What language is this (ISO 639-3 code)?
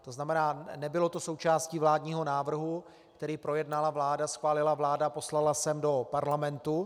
ces